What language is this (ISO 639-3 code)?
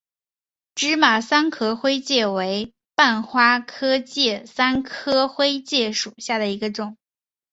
zho